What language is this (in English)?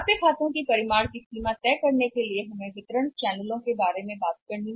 Hindi